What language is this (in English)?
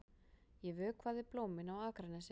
Icelandic